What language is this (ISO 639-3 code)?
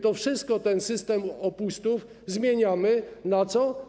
pol